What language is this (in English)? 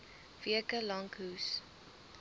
Afrikaans